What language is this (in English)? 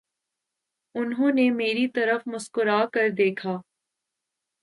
Urdu